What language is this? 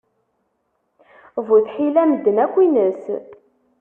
Kabyle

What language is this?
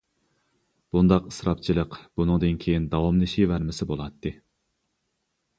Uyghur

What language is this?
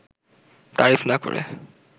Bangla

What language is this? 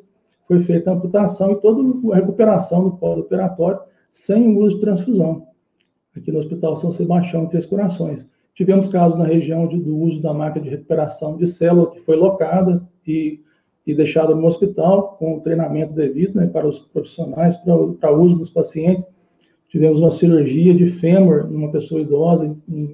Portuguese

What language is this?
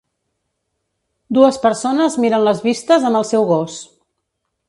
Catalan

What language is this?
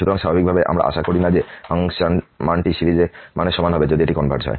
Bangla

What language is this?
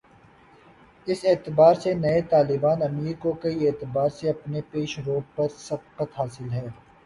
Urdu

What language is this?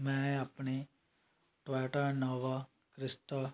Punjabi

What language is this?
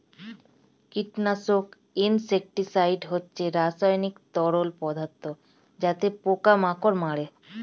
Bangla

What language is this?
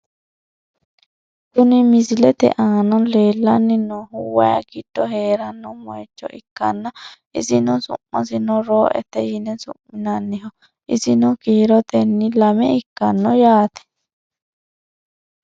Sidamo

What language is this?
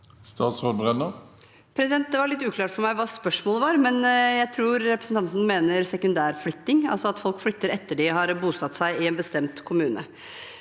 Norwegian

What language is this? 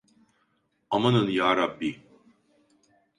Turkish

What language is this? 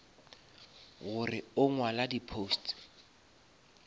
Northern Sotho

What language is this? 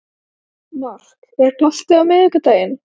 Icelandic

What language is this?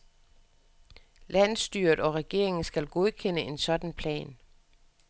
Danish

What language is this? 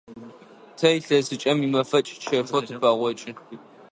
Adyghe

